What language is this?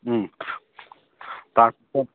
Assamese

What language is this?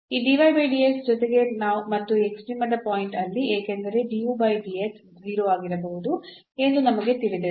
Kannada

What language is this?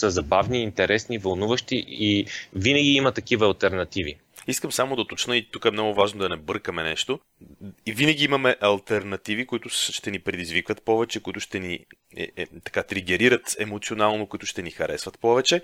Bulgarian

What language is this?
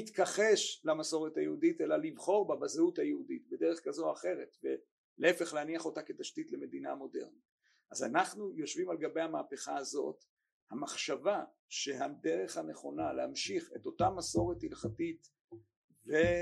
Hebrew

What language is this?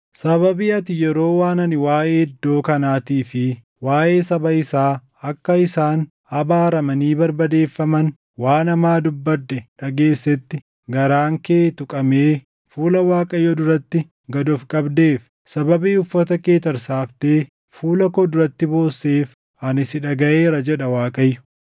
Oromo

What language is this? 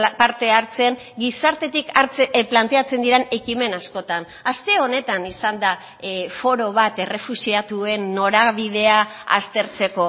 Basque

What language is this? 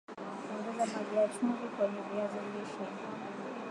Swahili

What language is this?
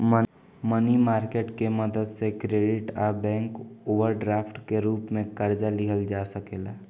Bhojpuri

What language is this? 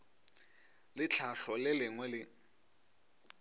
Northern Sotho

